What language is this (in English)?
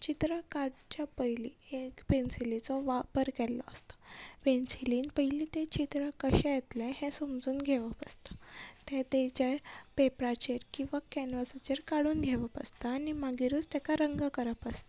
Konkani